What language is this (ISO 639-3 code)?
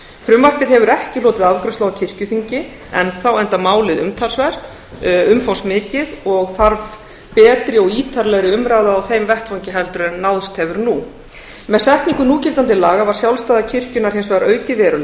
isl